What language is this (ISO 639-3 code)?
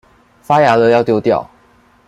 zho